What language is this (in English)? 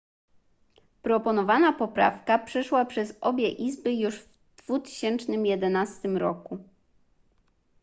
Polish